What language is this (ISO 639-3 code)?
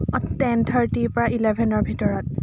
asm